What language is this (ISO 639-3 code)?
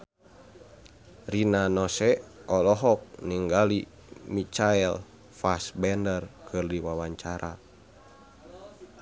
sun